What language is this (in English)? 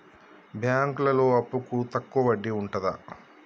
Telugu